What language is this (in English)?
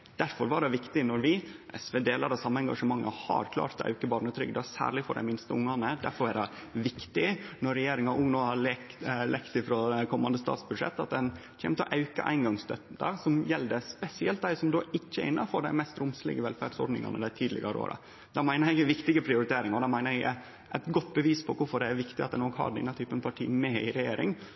Norwegian Nynorsk